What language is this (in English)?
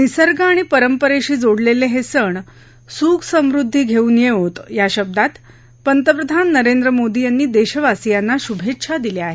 Marathi